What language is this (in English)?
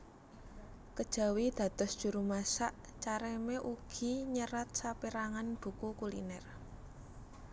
Javanese